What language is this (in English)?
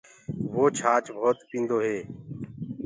Gurgula